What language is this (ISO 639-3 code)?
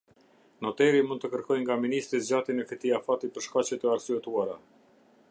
sqi